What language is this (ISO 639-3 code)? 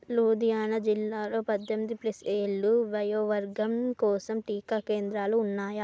tel